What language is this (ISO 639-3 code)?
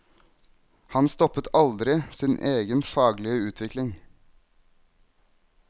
nor